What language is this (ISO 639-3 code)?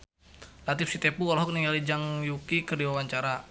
sun